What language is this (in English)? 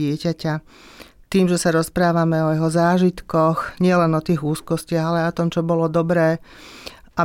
Slovak